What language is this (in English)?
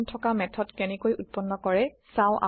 Assamese